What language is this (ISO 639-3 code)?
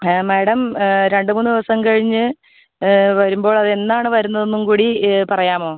mal